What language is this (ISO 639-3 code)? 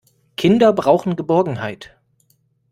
deu